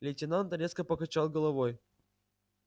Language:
Russian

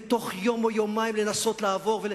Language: Hebrew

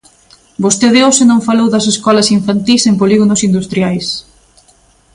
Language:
Galician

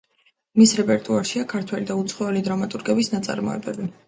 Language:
Georgian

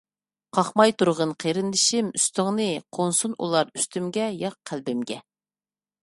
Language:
Uyghur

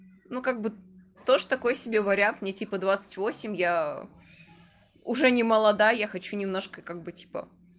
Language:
Russian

